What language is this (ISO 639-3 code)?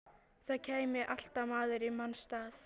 isl